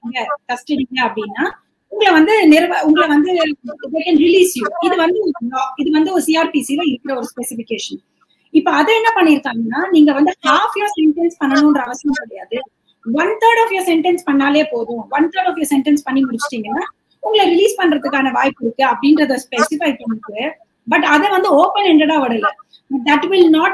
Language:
Tamil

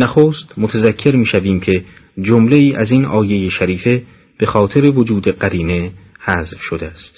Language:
Persian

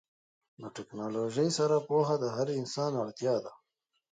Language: Pashto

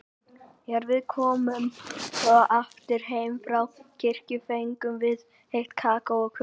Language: Icelandic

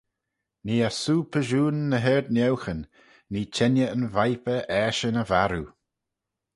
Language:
Manx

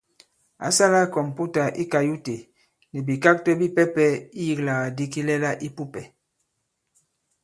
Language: Bankon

